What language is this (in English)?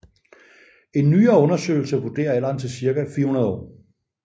Danish